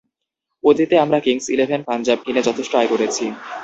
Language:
Bangla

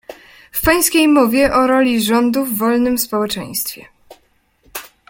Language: Polish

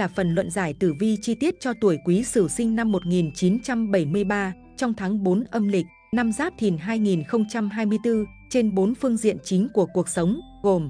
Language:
Vietnamese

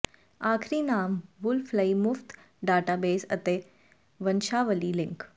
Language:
Punjabi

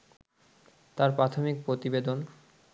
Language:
Bangla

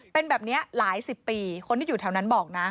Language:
Thai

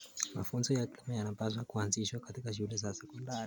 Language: Kalenjin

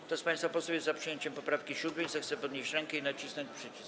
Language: Polish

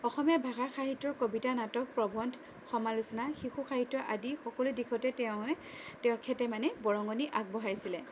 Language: Assamese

